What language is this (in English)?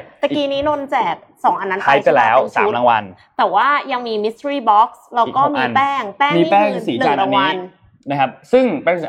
Thai